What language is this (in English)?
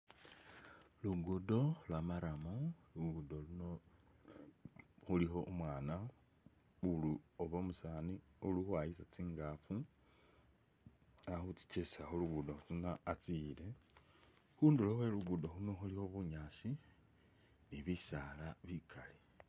Masaaba